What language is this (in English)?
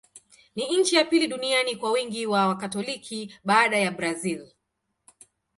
Swahili